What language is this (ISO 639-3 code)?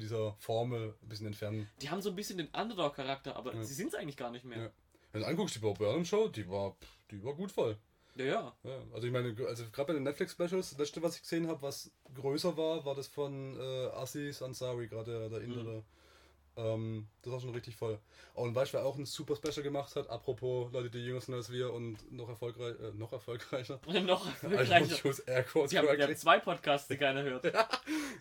deu